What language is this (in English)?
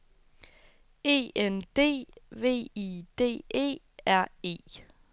Danish